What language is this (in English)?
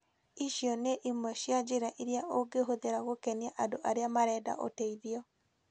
Kikuyu